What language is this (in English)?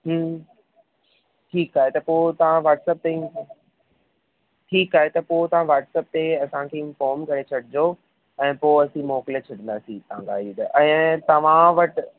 Sindhi